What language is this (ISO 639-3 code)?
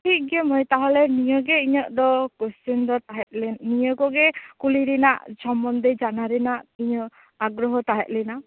sat